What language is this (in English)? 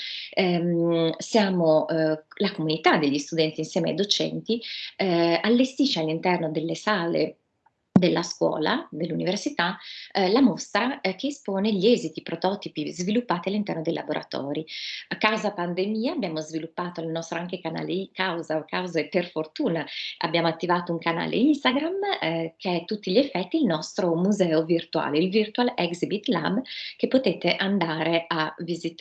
Italian